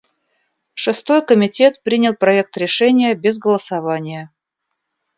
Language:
Russian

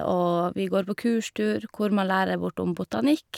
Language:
Norwegian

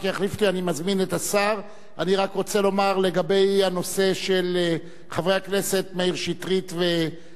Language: Hebrew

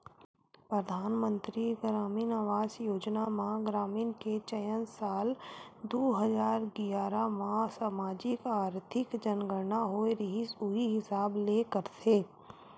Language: Chhattisgarhi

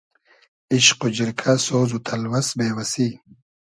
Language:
Hazaragi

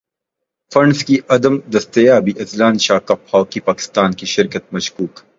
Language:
Urdu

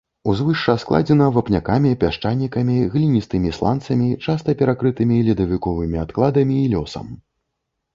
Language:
Belarusian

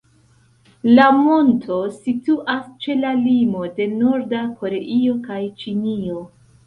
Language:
Esperanto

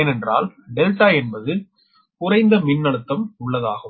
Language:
Tamil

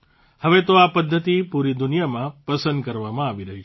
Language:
Gujarati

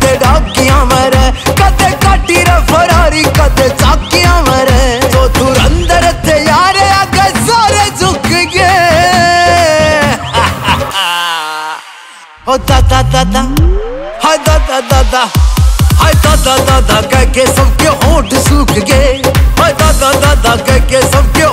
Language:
Arabic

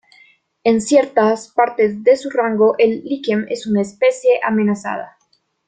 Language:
Spanish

